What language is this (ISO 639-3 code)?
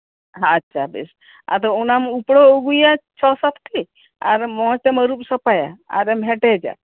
sat